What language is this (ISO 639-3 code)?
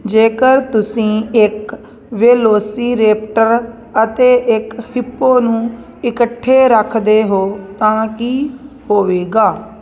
pan